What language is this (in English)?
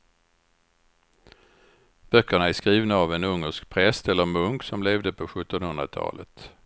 Swedish